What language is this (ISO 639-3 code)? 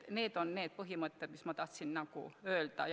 est